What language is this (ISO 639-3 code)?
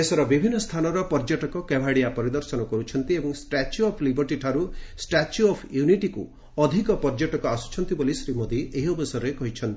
ori